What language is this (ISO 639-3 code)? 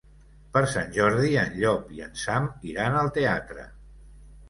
cat